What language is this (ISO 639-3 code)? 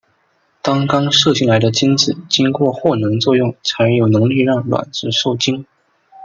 zho